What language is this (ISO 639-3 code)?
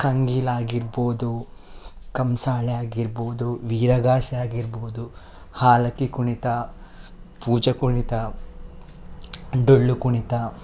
kan